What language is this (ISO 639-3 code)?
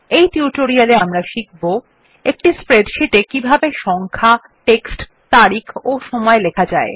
ben